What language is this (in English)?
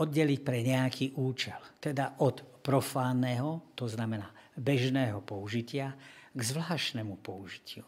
Slovak